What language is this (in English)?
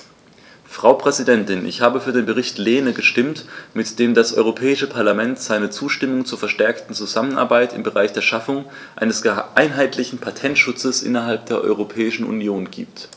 German